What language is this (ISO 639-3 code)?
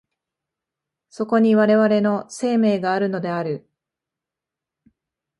jpn